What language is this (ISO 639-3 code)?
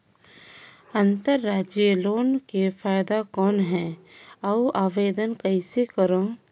hne